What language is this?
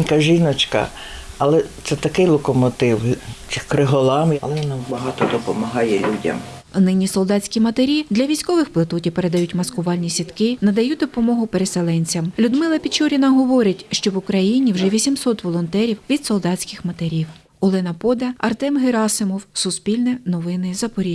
Ukrainian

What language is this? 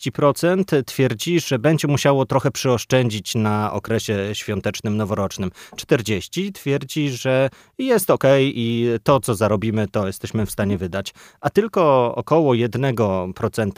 Polish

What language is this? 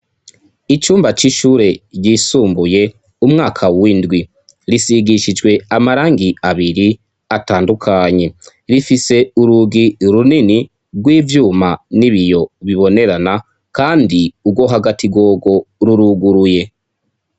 Rundi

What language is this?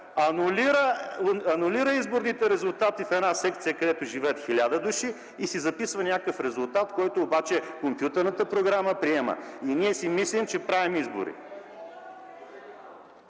Bulgarian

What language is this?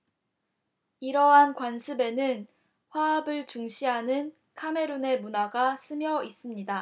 Korean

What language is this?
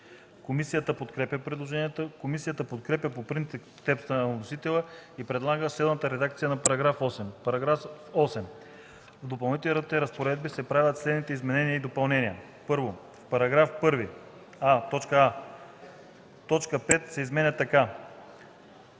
Bulgarian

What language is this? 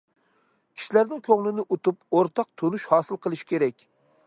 Uyghur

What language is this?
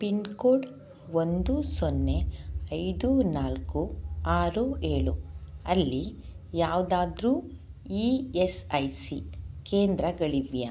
Kannada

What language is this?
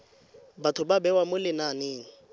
Tswana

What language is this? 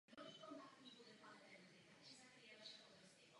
Czech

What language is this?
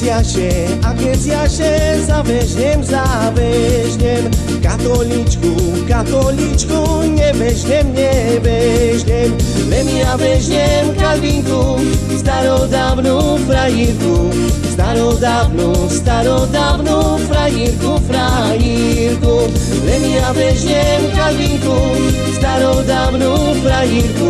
Slovak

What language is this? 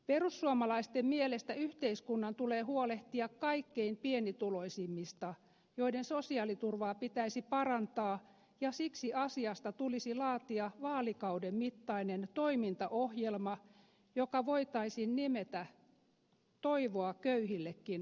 Finnish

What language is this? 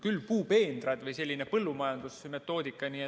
Estonian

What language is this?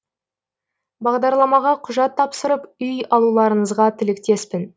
Kazakh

